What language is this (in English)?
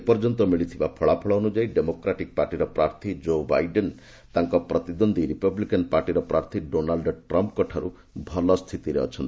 Odia